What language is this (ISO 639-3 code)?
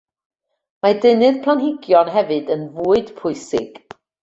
cym